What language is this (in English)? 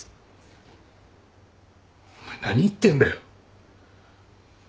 Japanese